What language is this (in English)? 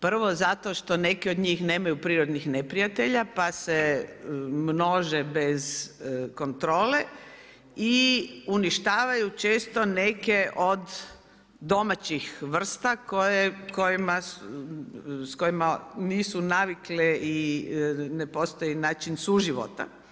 Croatian